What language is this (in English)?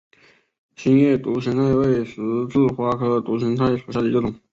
Chinese